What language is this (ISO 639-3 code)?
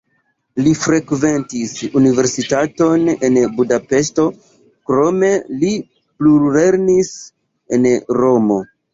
epo